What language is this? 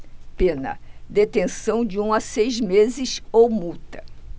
Portuguese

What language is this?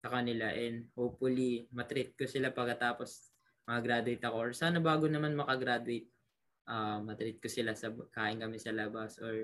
Filipino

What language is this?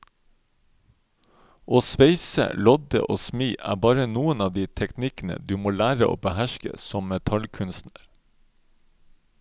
Norwegian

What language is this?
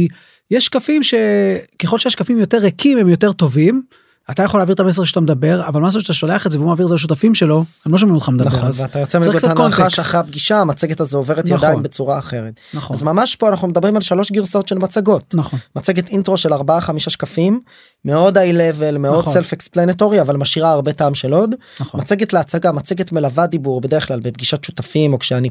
Hebrew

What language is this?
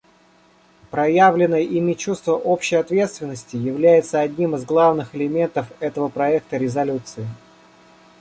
Russian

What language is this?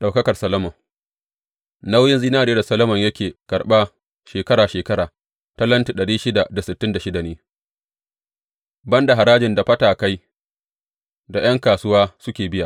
Hausa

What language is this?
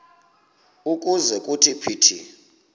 Xhosa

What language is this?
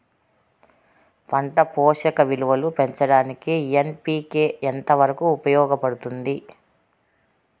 Telugu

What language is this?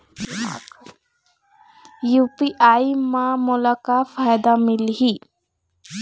Chhattisgarhi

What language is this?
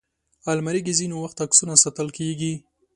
Pashto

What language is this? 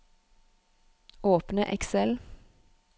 Norwegian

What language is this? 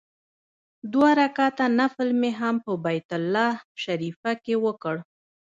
Pashto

